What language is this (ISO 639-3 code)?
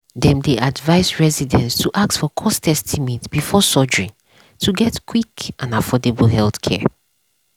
pcm